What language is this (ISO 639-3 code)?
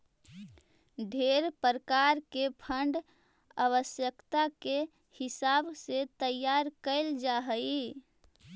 mag